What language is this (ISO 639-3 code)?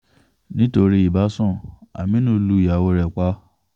yor